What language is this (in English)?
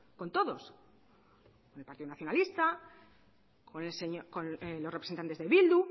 Spanish